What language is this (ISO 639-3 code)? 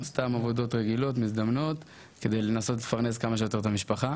heb